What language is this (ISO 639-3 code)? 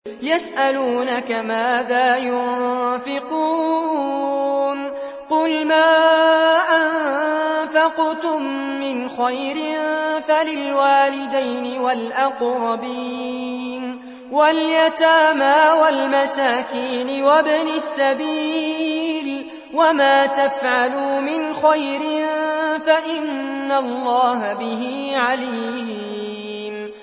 ara